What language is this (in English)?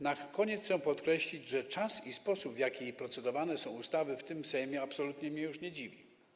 Polish